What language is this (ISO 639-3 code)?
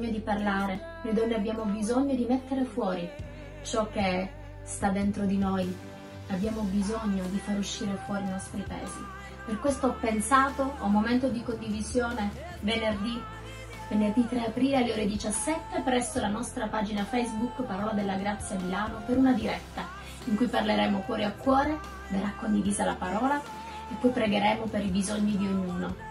ita